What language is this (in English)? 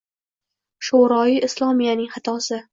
Uzbek